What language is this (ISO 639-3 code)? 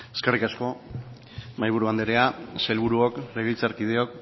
eus